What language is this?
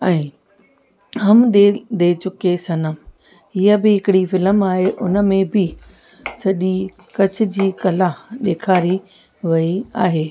Sindhi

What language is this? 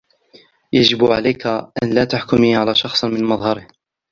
Arabic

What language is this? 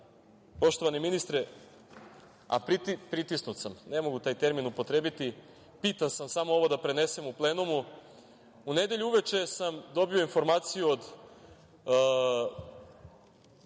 Serbian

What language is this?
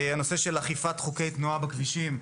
Hebrew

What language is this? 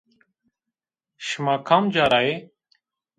Zaza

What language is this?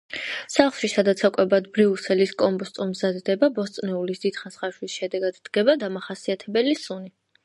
Georgian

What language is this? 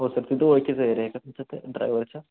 Marathi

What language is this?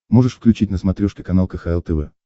Russian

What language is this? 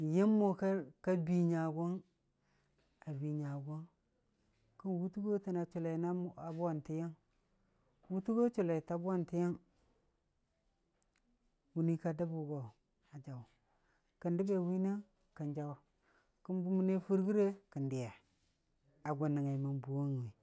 Dijim-Bwilim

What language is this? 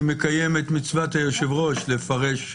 Hebrew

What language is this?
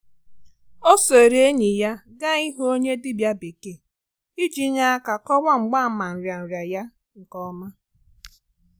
Igbo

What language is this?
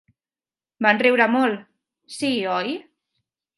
Catalan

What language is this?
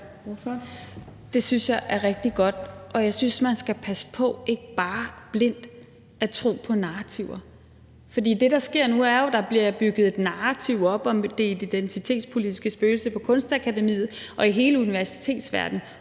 Danish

